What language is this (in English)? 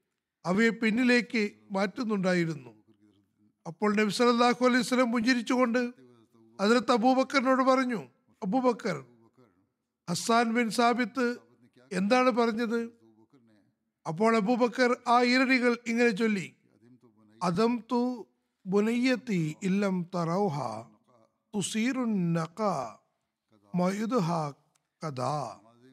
Malayalam